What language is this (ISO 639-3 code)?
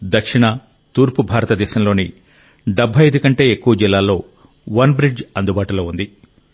tel